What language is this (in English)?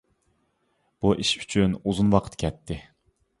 Uyghur